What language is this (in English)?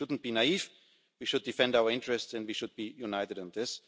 English